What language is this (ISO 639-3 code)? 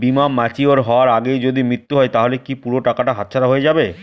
ben